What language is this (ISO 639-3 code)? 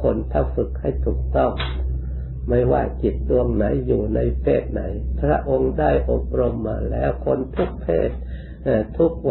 tha